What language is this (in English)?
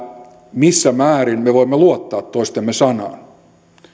Finnish